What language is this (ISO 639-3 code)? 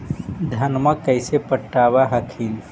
mag